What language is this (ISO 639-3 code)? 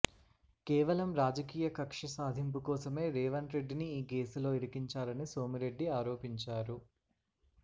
tel